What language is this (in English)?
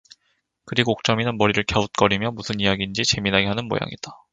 Korean